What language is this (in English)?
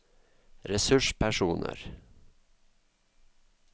Norwegian